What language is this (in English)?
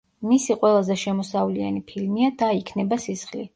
Georgian